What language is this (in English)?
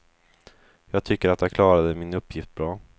Swedish